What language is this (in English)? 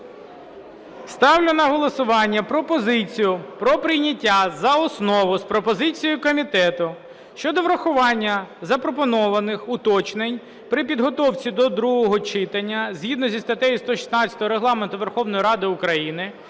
Ukrainian